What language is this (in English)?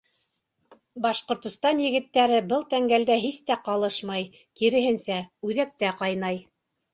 Bashkir